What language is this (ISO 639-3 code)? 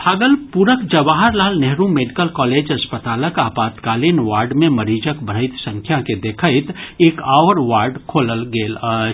mai